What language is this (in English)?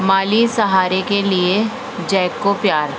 Urdu